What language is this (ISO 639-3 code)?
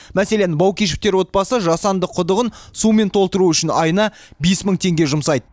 kaz